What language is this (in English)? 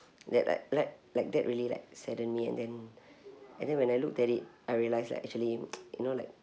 English